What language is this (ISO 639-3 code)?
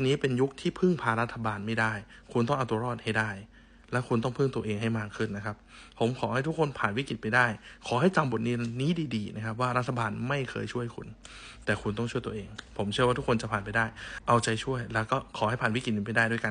tha